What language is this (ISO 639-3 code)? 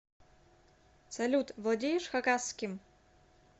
rus